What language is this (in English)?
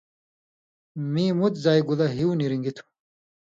Indus Kohistani